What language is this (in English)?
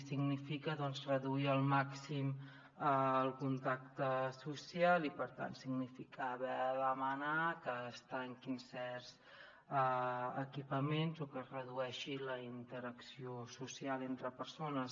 Catalan